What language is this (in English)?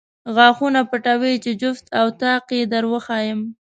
Pashto